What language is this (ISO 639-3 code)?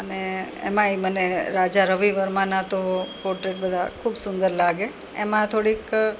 guj